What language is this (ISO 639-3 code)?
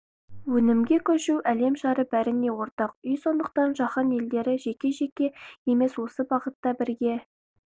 kaz